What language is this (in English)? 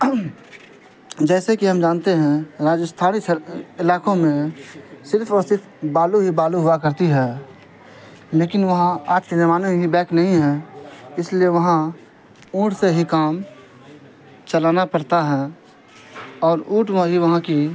Urdu